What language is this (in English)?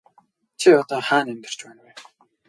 Mongolian